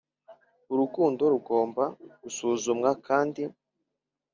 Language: Kinyarwanda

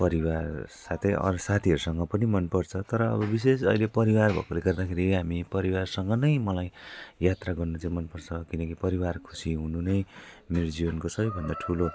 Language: Nepali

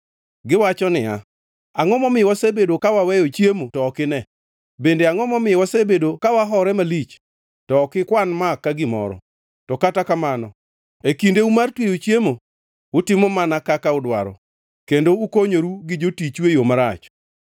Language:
Luo (Kenya and Tanzania)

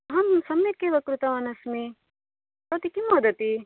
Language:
Sanskrit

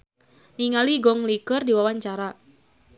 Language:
Sundanese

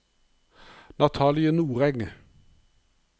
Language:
Norwegian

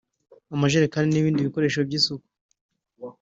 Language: Kinyarwanda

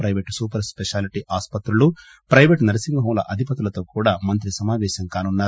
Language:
Telugu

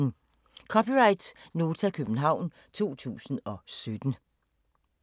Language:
Danish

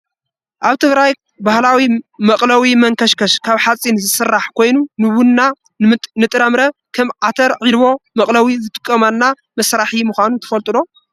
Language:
Tigrinya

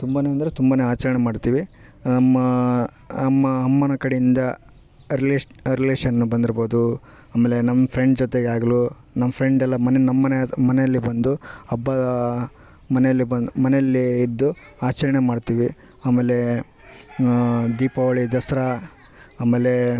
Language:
Kannada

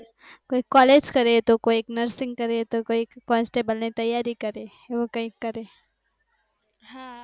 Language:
Gujarati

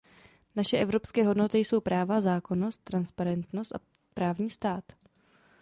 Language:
Czech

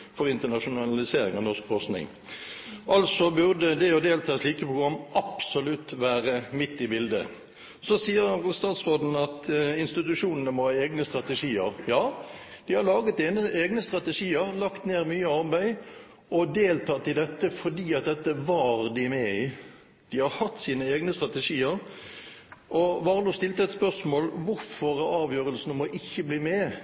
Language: Norwegian Nynorsk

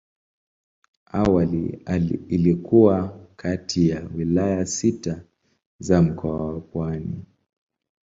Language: Swahili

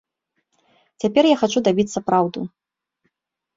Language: Belarusian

